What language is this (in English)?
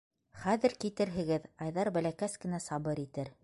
Bashkir